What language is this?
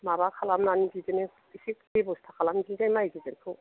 Bodo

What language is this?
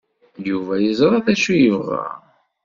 Kabyle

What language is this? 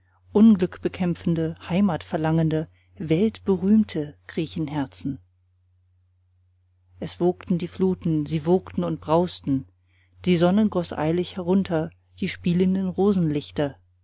German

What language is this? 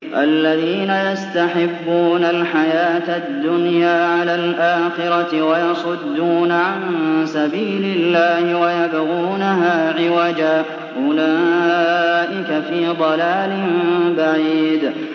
Arabic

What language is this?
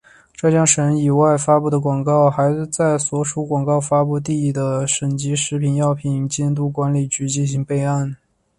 Chinese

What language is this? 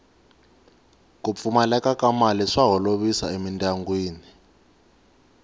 Tsonga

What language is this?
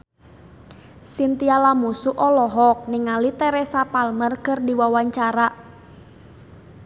Sundanese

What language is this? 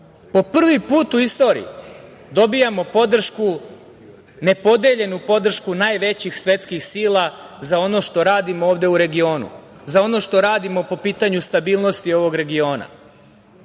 Serbian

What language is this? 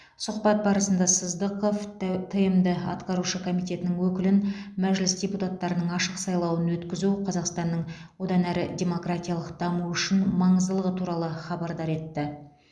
Kazakh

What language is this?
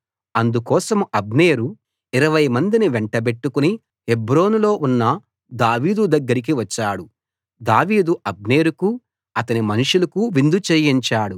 Telugu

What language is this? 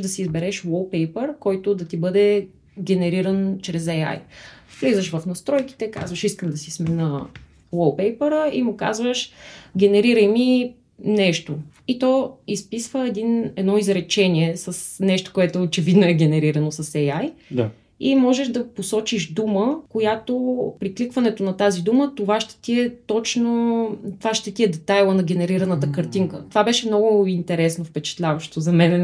Bulgarian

